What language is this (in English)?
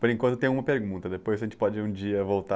Portuguese